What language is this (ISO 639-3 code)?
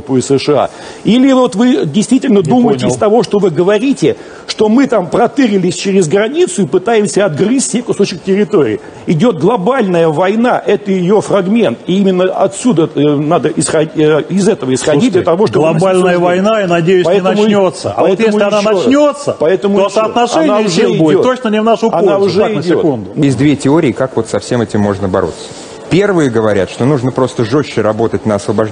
rus